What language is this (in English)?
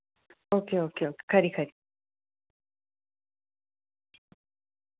Dogri